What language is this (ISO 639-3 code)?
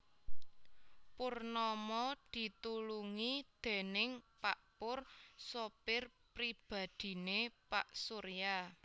jav